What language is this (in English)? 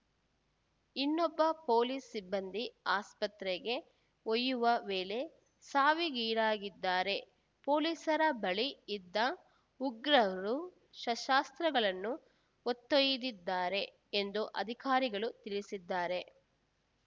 Kannada